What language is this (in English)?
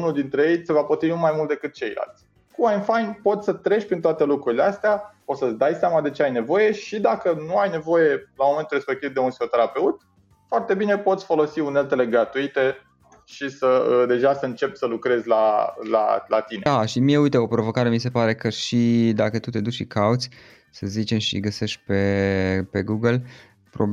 Romanian